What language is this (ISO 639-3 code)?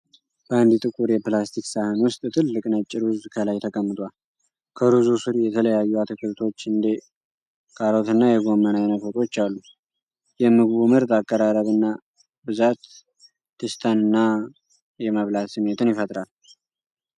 amh